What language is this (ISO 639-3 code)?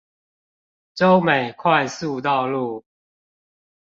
zho